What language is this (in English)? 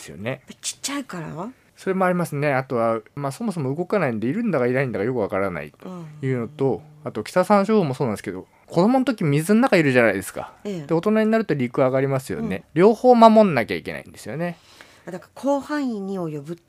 Japanese